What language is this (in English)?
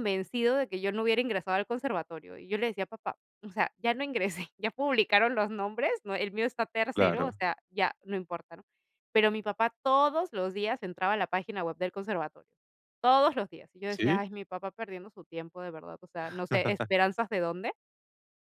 Spanish